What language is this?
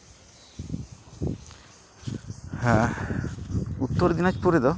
Santali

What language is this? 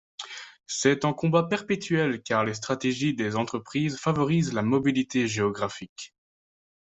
French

